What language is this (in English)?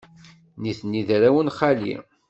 Kabyle